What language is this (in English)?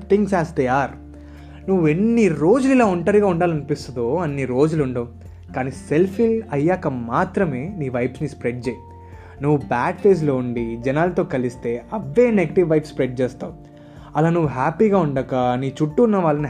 Telugu